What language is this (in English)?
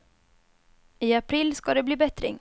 Swedish